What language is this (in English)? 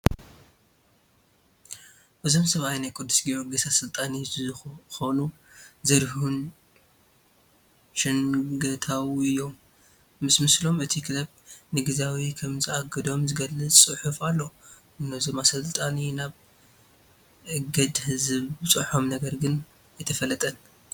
Tigrinya